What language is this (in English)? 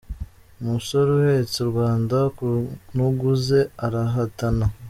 Kinyarwanda